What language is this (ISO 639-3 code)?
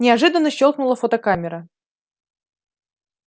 rus